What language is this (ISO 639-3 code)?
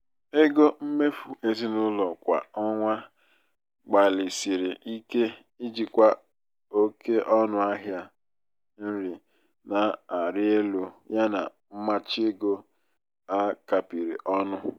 ibo